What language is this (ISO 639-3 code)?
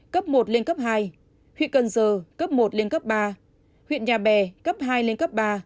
vie